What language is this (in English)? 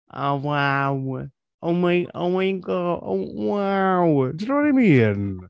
Welsh